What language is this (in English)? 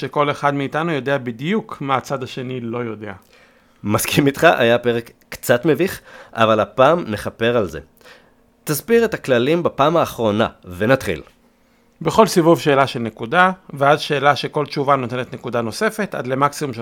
Hebrew